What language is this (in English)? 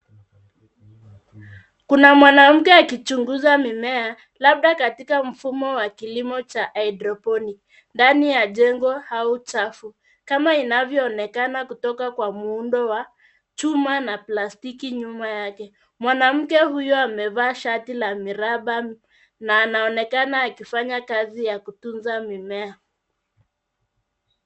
Swahili